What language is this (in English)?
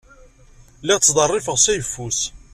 Kabyle